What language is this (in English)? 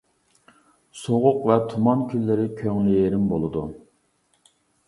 Uyghur